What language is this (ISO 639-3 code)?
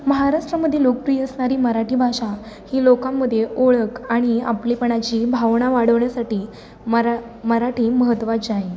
mar